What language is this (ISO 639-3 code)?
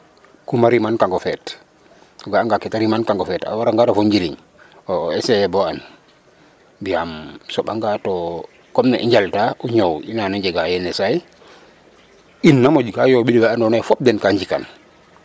srr